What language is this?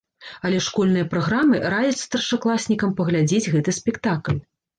Belarusian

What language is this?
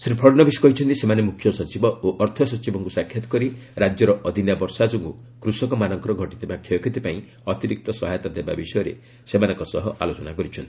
Odia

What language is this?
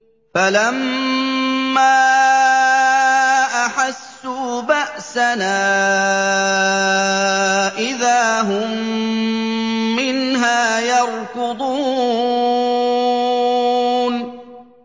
Arabic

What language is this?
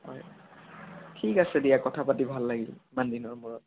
Assamese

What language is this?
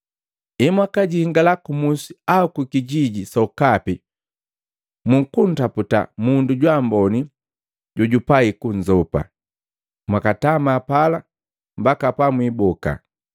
Matengo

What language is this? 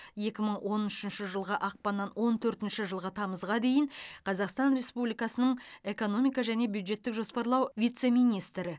Kazakh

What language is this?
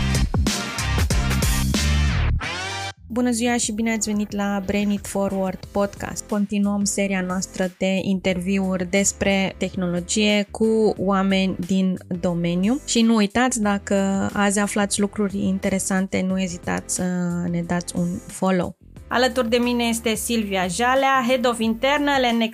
Romanian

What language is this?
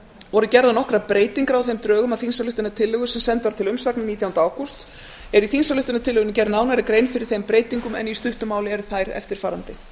Icelandic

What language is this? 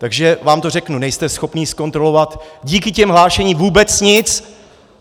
Czech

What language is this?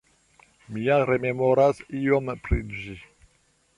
Esperanto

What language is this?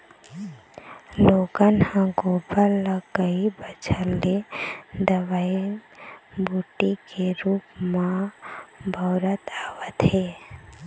Chhattisgarhi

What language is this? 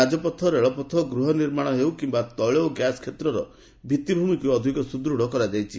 Odia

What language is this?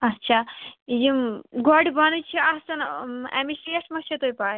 Kashmiri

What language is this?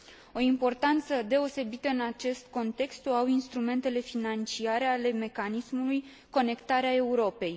Romanian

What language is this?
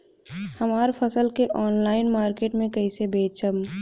Bhojpuri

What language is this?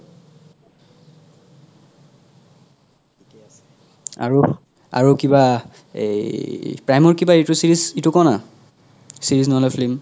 Assamese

